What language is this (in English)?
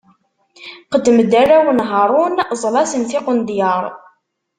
Kabyle